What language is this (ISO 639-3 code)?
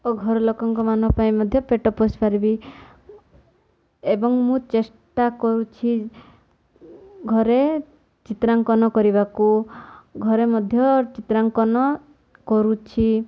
ori